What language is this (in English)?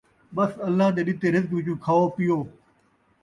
Saraiki